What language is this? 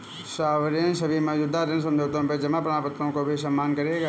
Hindi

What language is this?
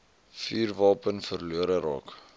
Afrikaans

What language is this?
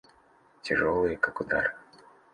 Russian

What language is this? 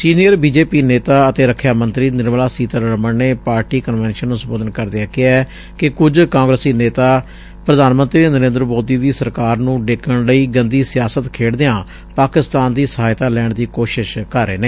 Punjabi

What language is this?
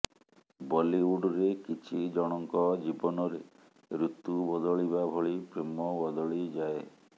Odia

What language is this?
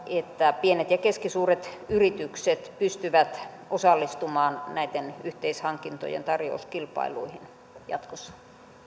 Finnish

